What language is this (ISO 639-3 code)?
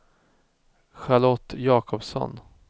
swe